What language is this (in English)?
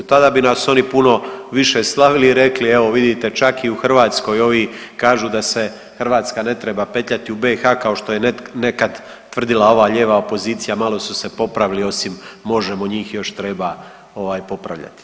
Croatian